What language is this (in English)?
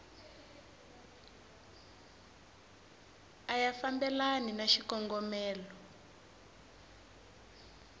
Tsonga